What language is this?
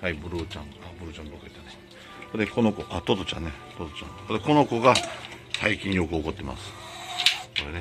Japanese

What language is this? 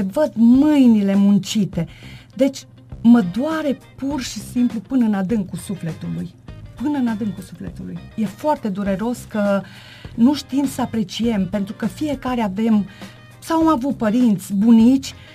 Romanian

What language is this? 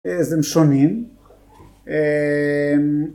Hebrew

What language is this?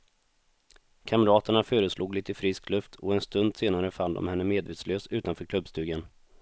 Swedish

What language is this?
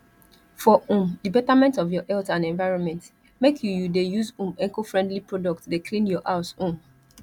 Nigerian Pidgin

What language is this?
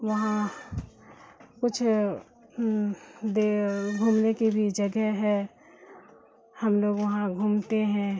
Urdu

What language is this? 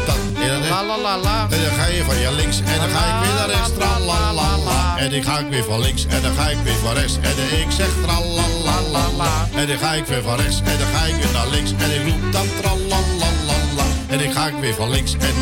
Dutch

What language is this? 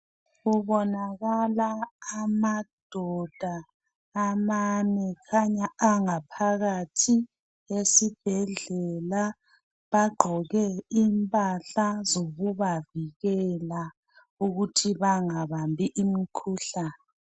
North Ndebele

